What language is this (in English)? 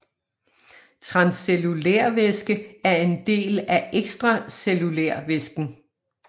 Danish